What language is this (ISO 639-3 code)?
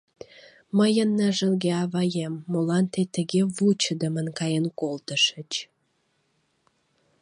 chm